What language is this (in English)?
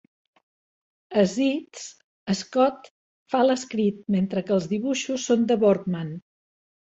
Catalan